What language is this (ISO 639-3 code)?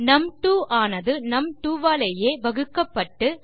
tam